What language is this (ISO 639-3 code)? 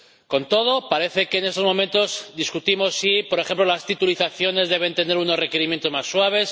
spa